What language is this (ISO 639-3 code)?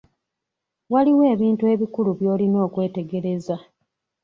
lug